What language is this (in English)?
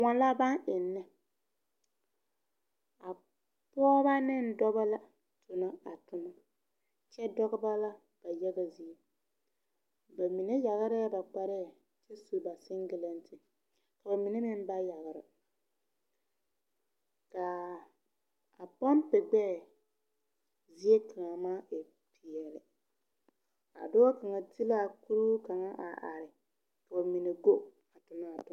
Southern Dagaare